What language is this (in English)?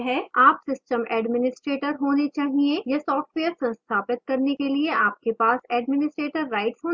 Hindi